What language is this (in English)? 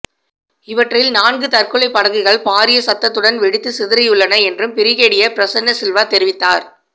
Tamil